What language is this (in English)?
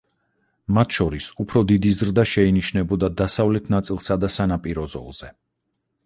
Georgian